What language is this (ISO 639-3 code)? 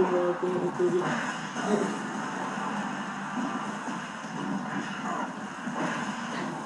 ita